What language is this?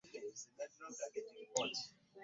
Ganda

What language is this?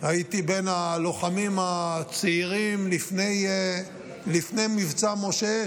Hebrew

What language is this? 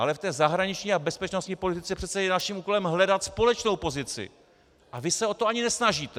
Czech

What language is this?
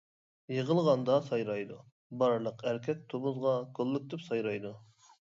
Uyghur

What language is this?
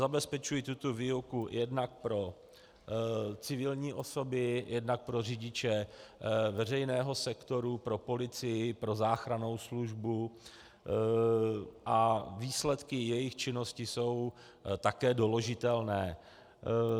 Czech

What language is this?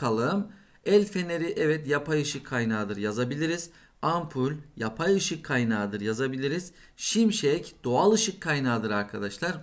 Turkish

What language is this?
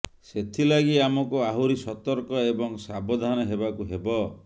Odia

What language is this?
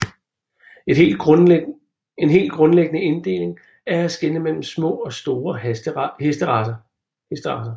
Danish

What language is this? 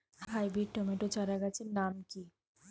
Bangla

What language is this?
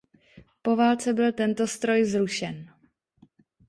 Czech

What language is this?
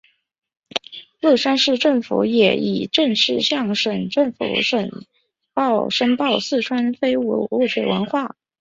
Chinese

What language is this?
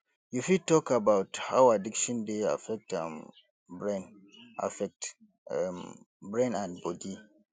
Nigerian Pidgin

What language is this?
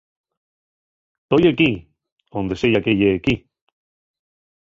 Asturian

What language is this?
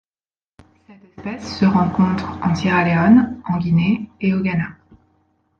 French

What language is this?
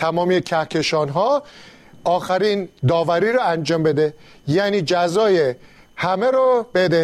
Persian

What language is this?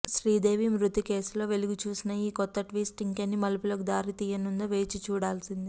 Telugu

